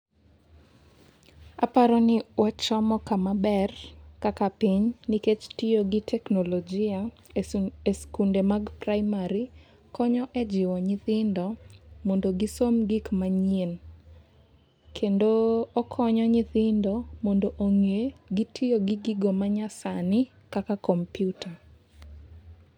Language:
Luo (Kenya and Tanzania)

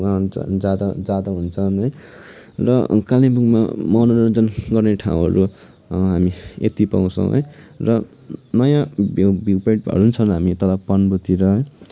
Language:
Nepali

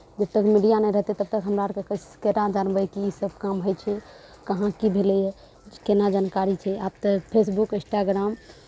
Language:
Maithili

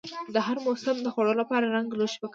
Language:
Pashto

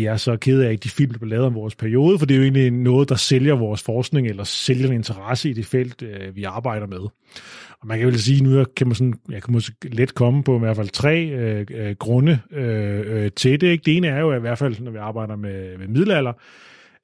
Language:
Danish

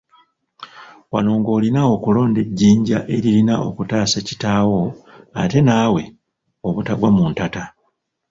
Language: Ganda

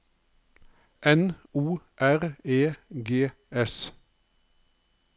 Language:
Norwegian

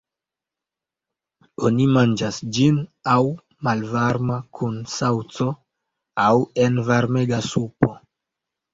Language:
Esperanto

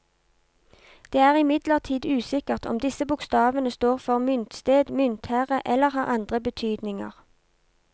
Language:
Norwegian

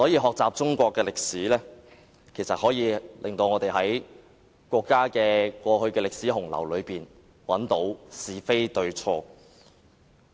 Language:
Cantonese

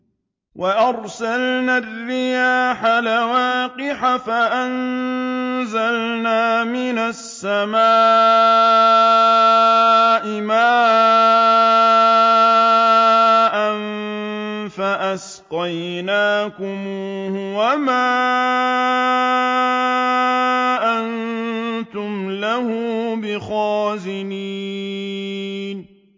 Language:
Arabic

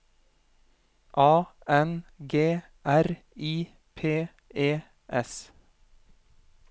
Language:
Norwegian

